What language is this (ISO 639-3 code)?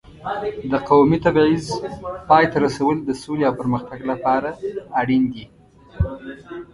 pus